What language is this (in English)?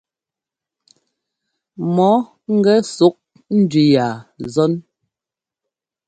Ngomba